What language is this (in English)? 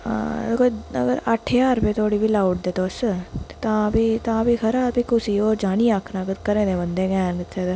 Dogri